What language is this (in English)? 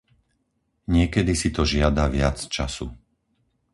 Slovak